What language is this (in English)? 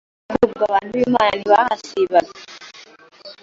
Kinyarwanda